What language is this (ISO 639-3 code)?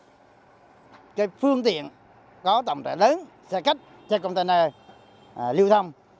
vie